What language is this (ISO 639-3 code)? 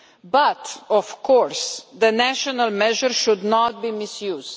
eng